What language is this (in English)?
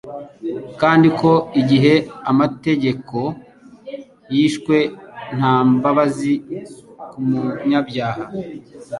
Kinyarwanda